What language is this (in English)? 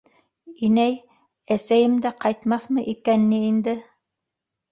Bashkir